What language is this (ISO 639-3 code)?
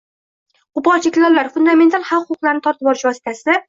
uzb